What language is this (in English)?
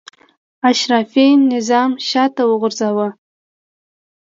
Pashto